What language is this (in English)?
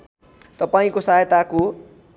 Nepali